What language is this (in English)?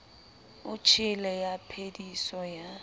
Southern Sotho